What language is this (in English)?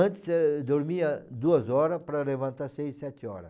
Portuguese